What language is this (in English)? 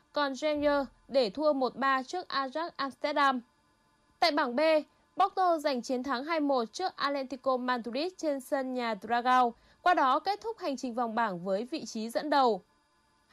Vietnamese